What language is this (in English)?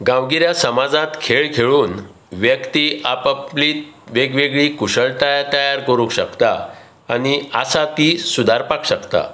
Konkani